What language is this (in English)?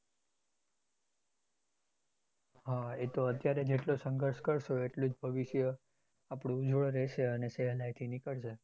Gujarati